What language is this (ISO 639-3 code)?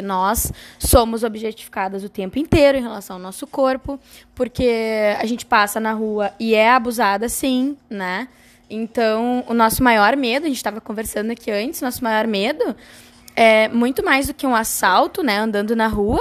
por